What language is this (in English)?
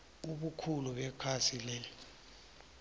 South Ndebele